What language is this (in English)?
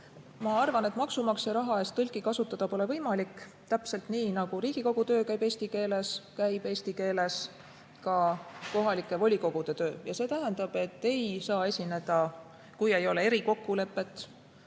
Estonian